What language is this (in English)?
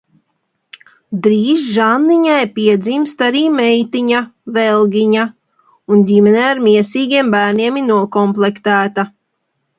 Latvian